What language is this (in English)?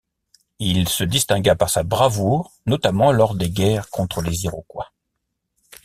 French